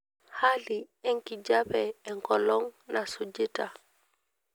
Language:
Masai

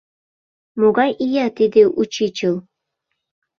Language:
Mari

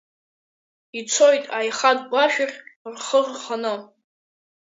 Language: Abkhazian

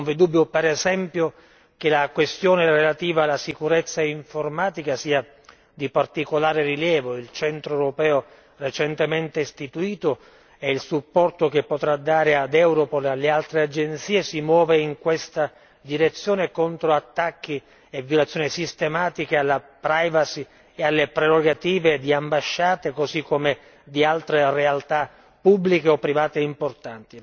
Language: Italian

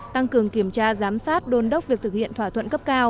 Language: Vietnamese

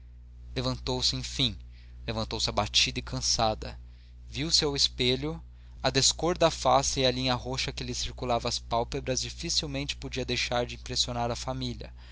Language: Portuguese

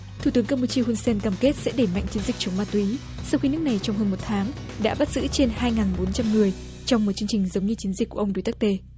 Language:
Vietnamese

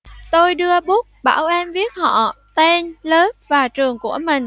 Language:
Vietnamese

